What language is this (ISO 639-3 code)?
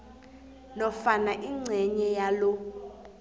nbl